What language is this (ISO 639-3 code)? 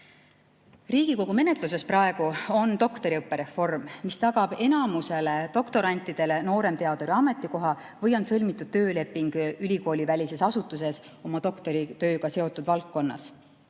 est